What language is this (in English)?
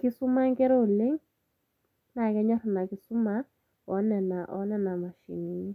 Masai